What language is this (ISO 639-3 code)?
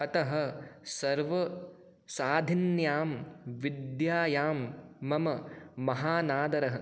san